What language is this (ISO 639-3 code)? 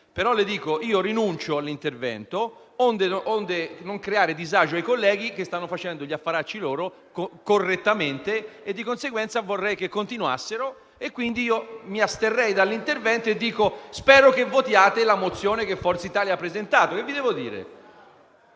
ita